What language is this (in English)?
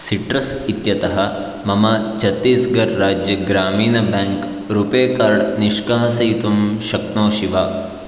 Sanskrit